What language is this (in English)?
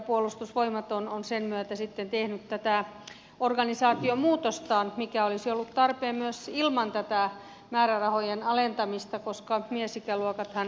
Finnish